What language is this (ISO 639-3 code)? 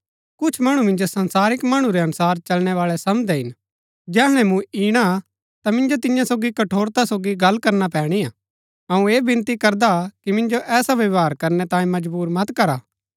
gbk